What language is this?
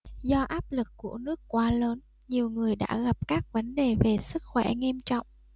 Vietnamese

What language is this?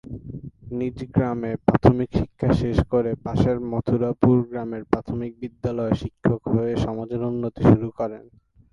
Bangla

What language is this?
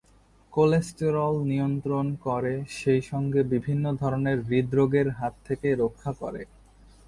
Bangla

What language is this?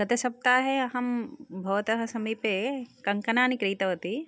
Sanskrit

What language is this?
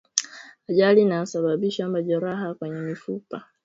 Swahili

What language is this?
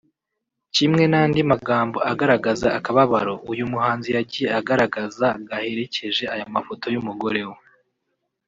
Kinyarwanda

